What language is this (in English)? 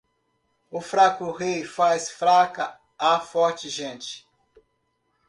Portuguese